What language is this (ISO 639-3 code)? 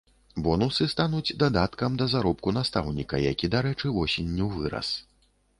bel